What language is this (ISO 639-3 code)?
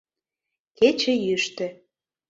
chm